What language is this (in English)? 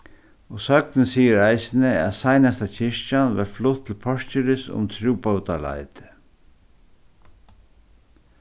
Faroese